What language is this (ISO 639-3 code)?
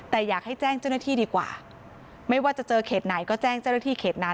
tha